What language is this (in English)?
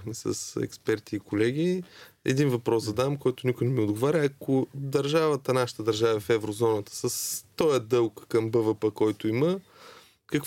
Bulgarian